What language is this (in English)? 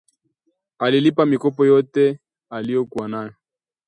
Swahili